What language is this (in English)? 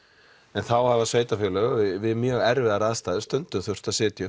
Icelandic